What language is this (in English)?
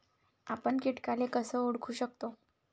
Marathi